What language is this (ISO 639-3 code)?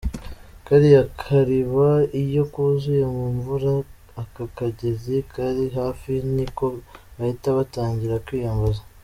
kin